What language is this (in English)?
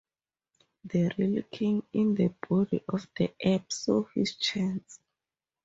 English